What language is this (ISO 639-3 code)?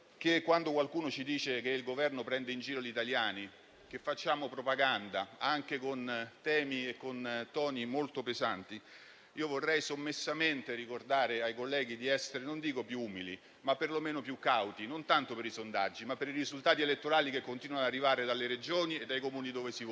ita